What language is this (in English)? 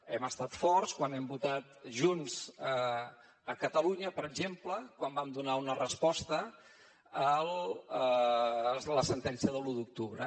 Catalan